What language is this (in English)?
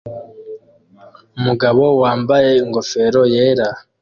Kinyarwanda